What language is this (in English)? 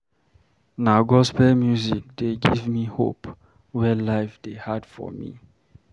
Nigerian Pidgin